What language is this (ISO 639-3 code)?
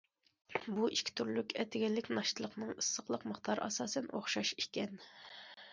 uig